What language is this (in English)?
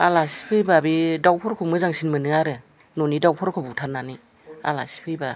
Bodo